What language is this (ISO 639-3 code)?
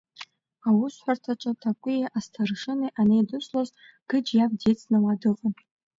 abk